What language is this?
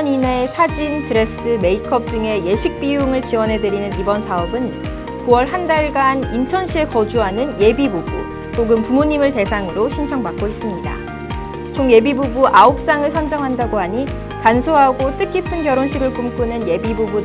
Korean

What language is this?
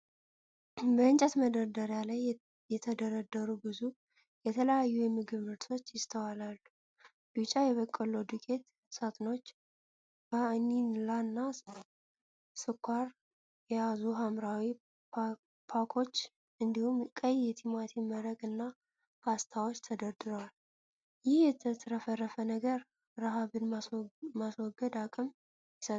Amharic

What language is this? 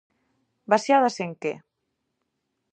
Galician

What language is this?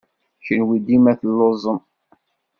Kabyle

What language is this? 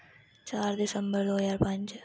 Dogri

